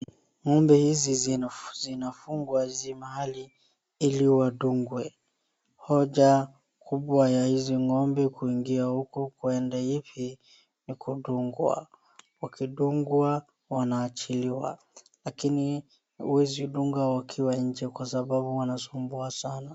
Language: Swahili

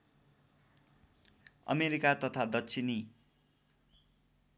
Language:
Nepali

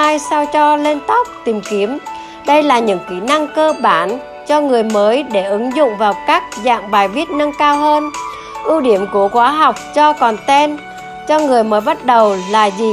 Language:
Vietnamese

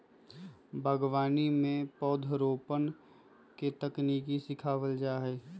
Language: Magahi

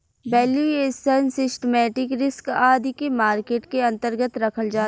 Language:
Bhojpuri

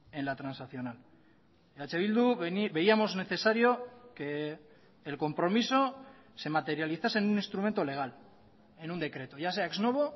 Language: Spanish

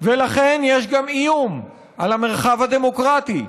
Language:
Hebrew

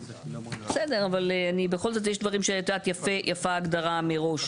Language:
Hebrew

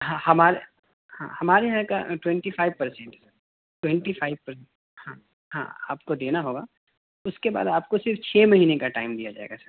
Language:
Urdu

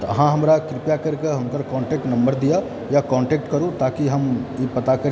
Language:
Maithili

